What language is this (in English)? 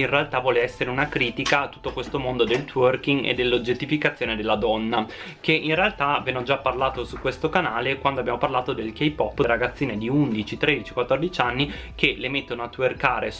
Italian